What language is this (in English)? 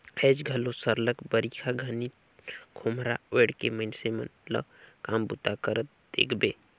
Chhattisgarhi